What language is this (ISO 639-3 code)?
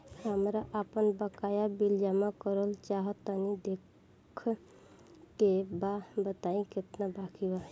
bho